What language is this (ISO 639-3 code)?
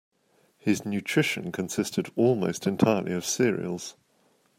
eng